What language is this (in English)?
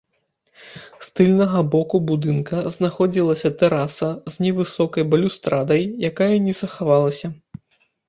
Belarusian